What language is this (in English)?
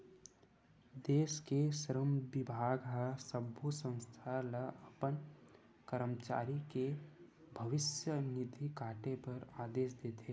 Chhattisgarhi